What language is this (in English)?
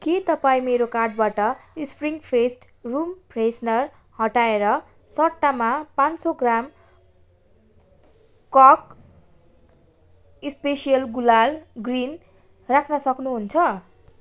Nepali